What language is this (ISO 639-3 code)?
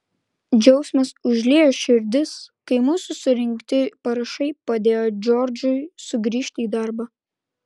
lit